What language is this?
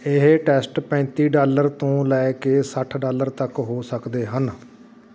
Punjabi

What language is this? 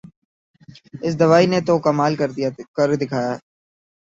Urdu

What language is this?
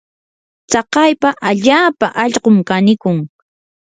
Yanahuanca Pasco Quechua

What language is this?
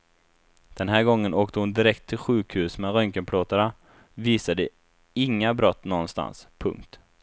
Swedish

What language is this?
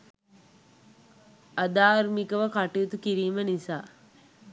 Sinhala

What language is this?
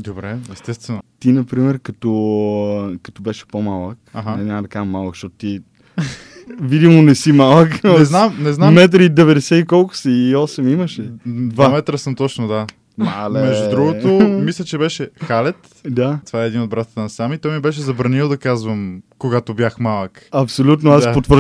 Bulgarian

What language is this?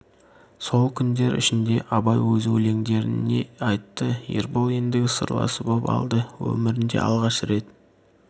Kazakh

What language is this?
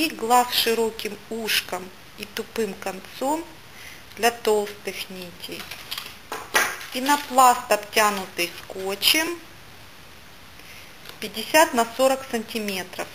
Russian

